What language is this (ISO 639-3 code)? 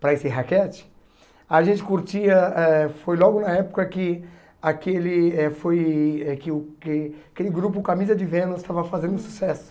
por